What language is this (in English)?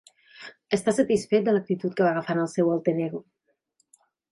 Catalan